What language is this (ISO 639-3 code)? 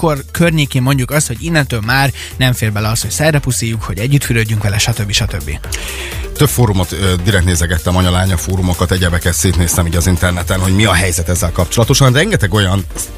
hun